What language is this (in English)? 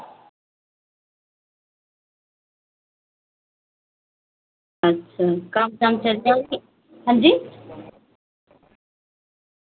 Dogri